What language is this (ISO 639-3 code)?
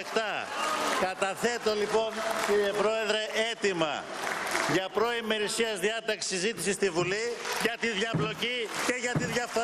ell